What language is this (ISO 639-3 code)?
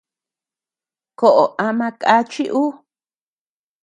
cux